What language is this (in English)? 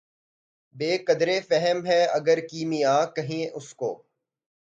Urdu